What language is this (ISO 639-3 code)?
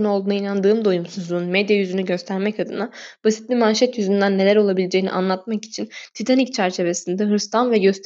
tur